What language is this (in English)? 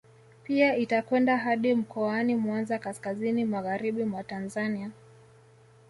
Swahili